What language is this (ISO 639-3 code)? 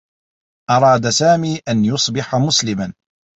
ara